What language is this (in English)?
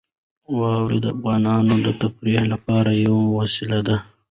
Pashto